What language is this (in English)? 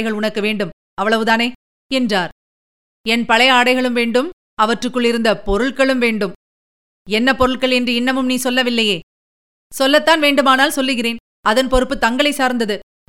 Tamil